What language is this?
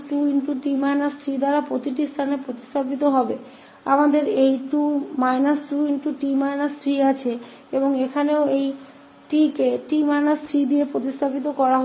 Hindi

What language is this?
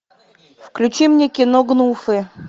Russian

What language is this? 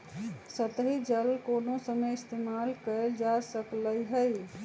Magahi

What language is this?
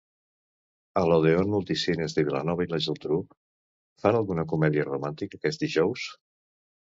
Catalan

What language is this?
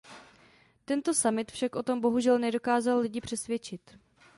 Czech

